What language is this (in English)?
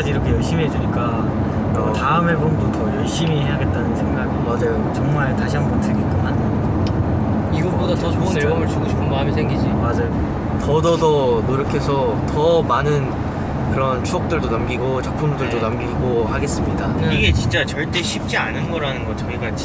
Korean